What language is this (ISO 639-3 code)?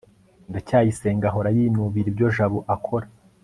kin